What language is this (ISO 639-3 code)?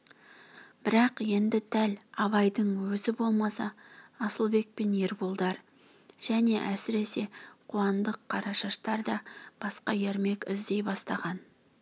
kaz